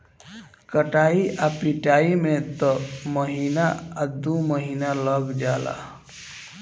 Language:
Bhojpuri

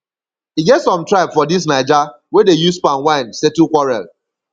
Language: Nigerian Pidgin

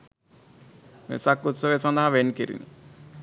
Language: Sinhala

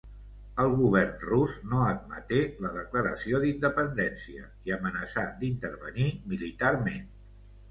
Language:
Catalan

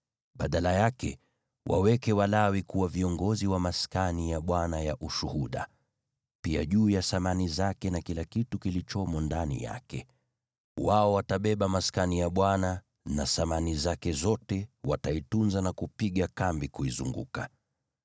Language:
Swahili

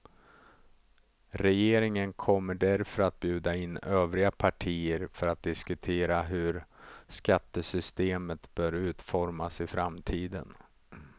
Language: Swedish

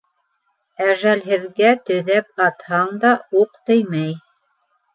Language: Bashkir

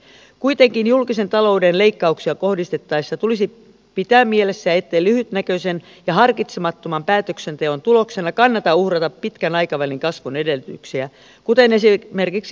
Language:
Finnish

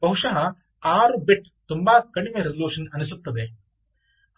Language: Kannada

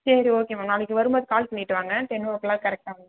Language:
Tamil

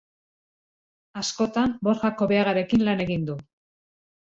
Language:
Basque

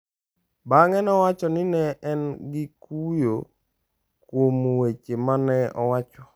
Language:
Luo (Kenya and Tanzania)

